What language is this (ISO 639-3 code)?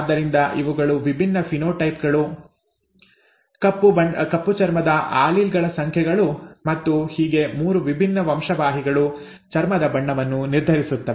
kan